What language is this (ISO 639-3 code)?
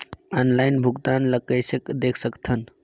hne